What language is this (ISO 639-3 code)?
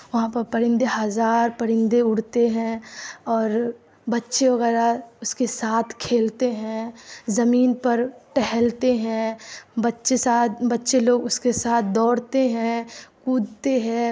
urd